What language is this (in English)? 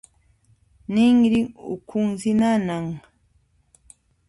Puno Quechua